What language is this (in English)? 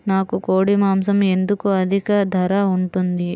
Telugu